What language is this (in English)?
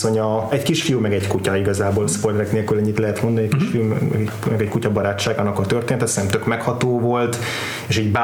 Hungarian